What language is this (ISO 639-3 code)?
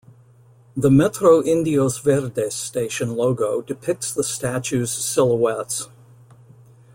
eng